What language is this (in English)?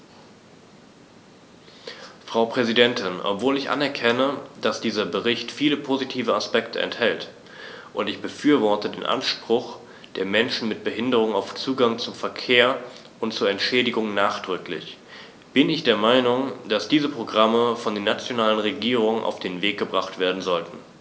German